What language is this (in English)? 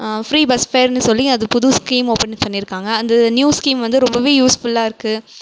Tamil